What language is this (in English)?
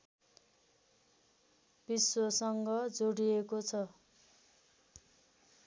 Nepali